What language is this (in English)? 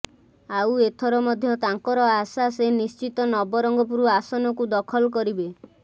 Odia